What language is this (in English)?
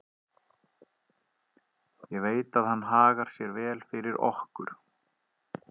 Icelandic